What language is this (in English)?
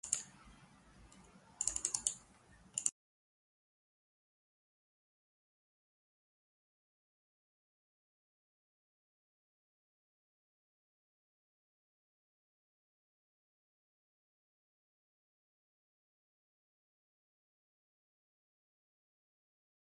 Persian